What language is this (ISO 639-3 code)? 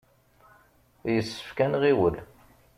kab